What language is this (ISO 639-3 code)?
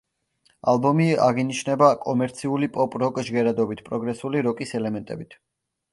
kat